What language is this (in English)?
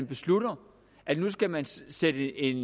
Danish